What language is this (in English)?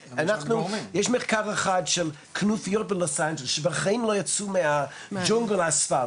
Hebrew